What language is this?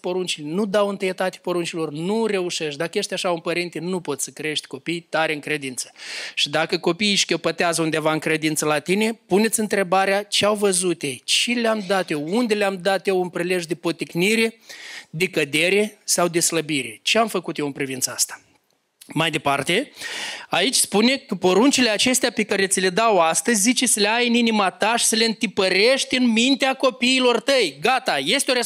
Romanian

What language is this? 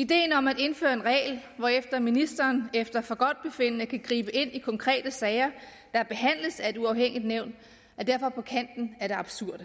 Danish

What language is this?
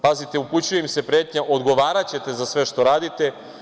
Serbian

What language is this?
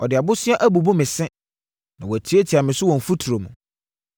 Akan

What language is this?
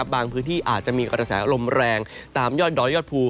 Thai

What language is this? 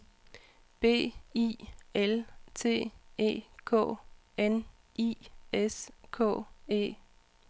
Danish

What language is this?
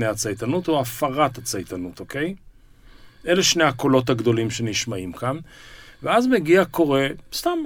Hebrew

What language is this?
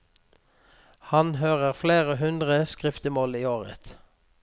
Norwegian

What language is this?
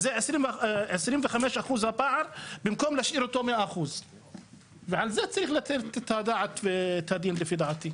Hebrew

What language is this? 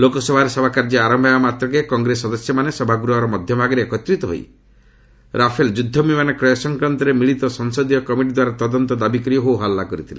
Odia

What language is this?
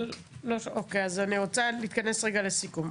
Hebrew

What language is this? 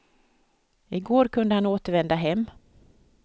Swedish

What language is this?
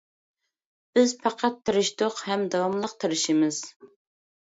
Uyghur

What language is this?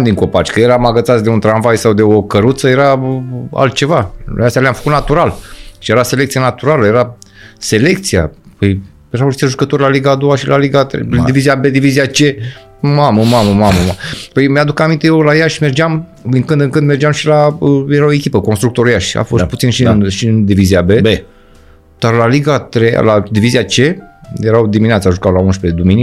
Romanian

